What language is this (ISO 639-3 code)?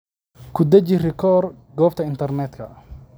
som